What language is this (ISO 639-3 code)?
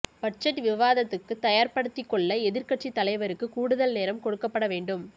tam